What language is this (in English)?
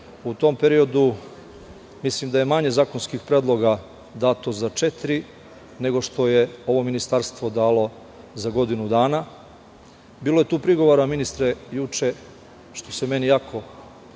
Serbian